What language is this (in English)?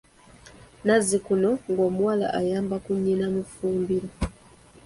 Ganda